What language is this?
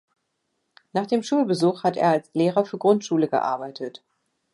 German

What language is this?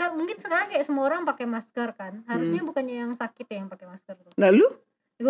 Indonesian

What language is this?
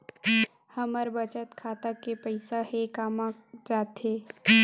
Chhattisgarhi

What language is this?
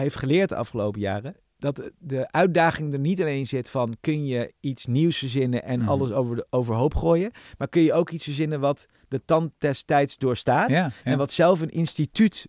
Dutch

